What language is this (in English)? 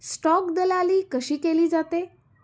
Marathi